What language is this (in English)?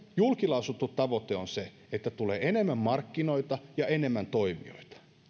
Finnish